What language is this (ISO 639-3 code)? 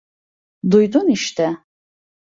tur